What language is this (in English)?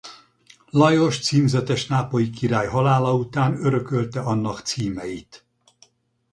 Hungarian